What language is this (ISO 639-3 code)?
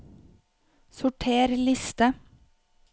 nor